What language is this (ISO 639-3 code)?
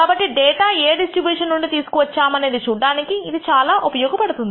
tel